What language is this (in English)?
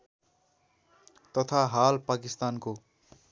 Nepali